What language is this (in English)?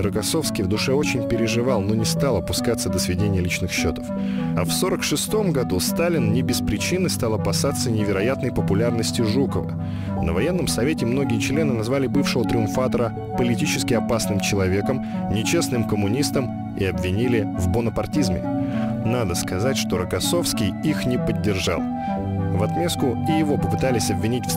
Russian